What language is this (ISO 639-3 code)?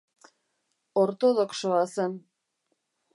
eus